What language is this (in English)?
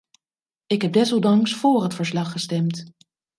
Dutch